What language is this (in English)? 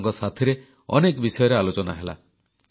Odia